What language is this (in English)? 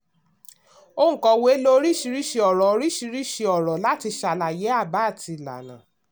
Yoruba